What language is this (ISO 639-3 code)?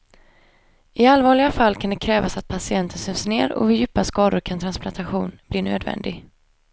swe